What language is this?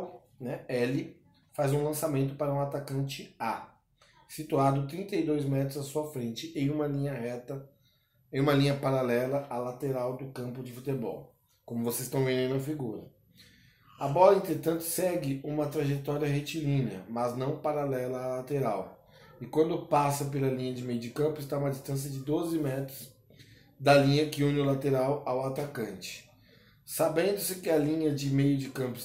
Portuguese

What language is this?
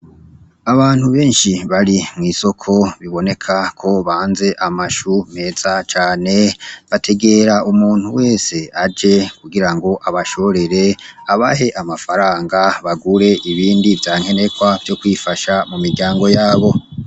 Rundi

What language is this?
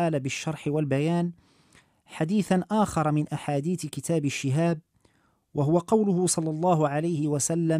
Arabic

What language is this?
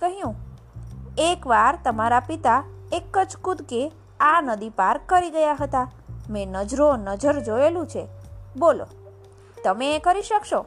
Gujarati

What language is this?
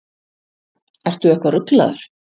Icelandic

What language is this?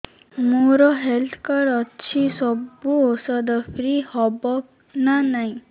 Odia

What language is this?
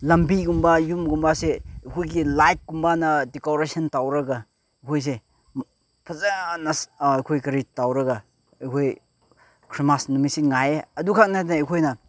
Manipuri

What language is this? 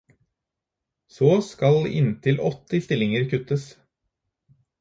Norwegian Bokmål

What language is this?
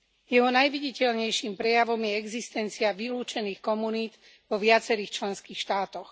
Slovak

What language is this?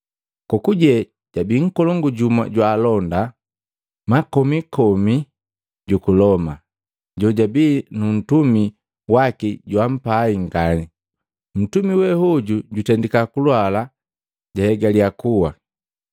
Matengo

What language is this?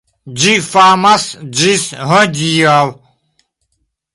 Esperanto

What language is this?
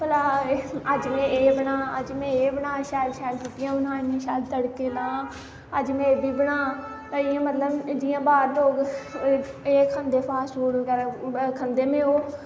Dogri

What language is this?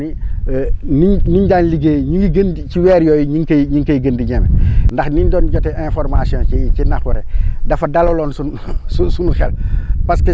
Wolof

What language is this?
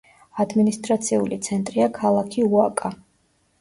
Georgian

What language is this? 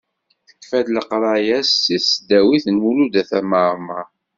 Kabyle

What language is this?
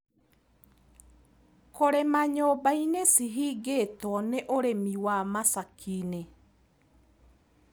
Kikuyu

